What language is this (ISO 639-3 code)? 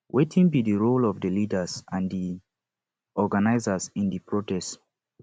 pcm